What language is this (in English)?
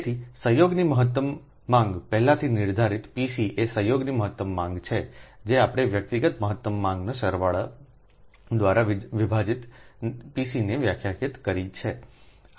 Gujarati